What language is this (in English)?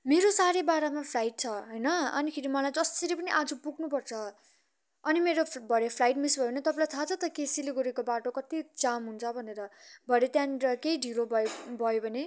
Nepali